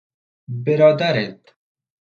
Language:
Persian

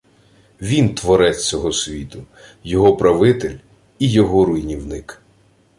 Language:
Ukrainian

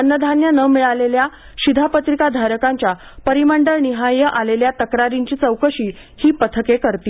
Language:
Marathi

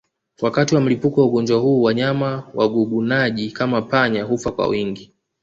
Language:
Swahili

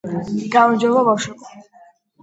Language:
Georgian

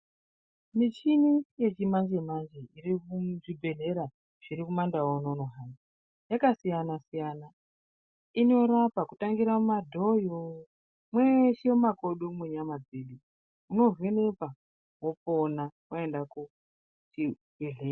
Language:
Ndau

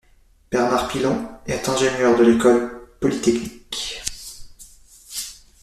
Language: French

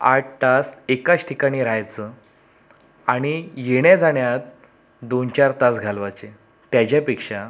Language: Marathi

